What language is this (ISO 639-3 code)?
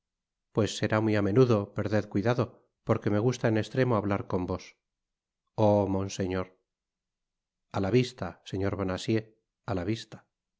spa